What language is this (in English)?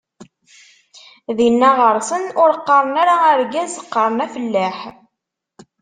Kabyle